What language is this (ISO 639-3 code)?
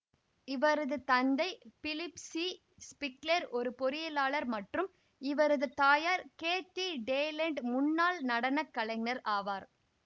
tam